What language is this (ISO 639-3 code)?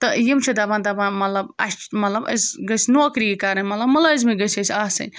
kas